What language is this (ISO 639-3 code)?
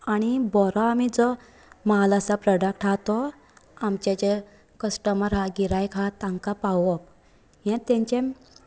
kok